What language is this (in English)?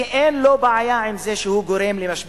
Hebrew